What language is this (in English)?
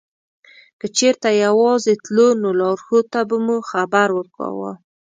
Pashto